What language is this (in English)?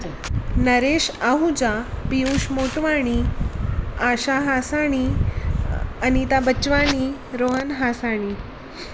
Sindhi